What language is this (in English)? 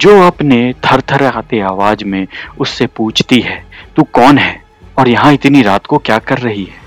Hindi